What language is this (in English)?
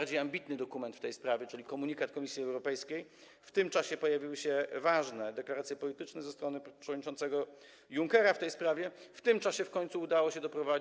Polish